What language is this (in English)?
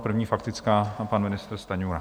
Czech